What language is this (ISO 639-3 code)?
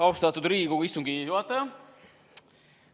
est